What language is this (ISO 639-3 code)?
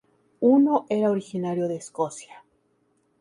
spa